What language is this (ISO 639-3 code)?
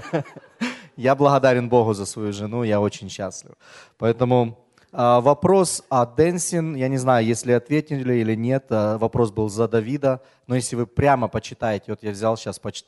rus